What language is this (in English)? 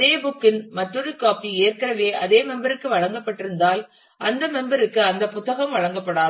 Tamil